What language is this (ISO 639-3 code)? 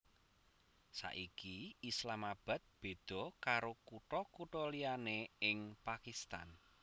jav